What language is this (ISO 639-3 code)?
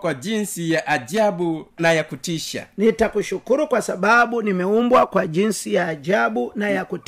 swa